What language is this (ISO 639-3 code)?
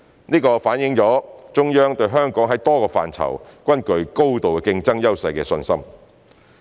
yue